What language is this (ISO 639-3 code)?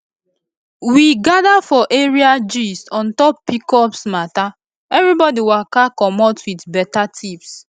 pcm